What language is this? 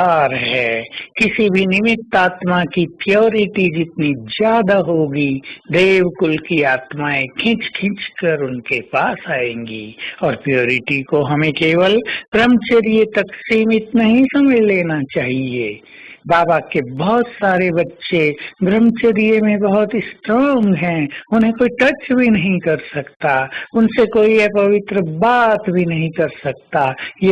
Hindi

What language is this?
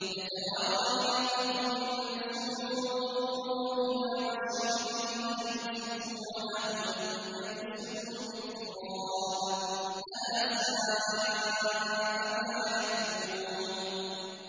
Arabic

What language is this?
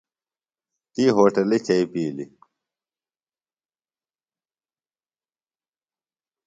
Phalura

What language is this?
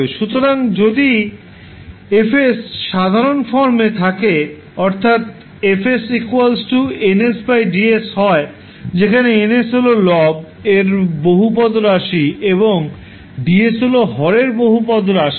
Bangla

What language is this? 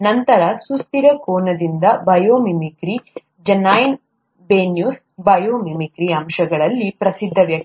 Kannada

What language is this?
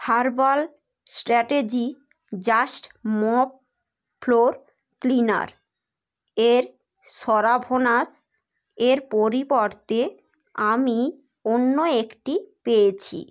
Bangla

